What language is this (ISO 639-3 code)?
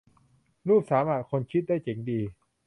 tha